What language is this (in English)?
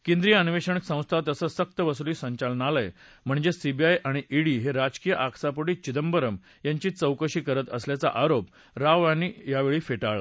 Marathi